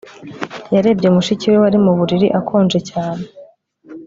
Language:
Kinyarwanda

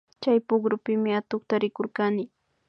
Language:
Imbabura Highland Quichua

